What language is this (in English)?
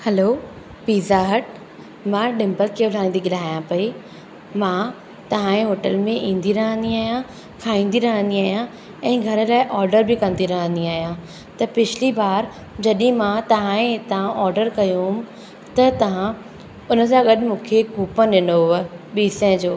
Sindhi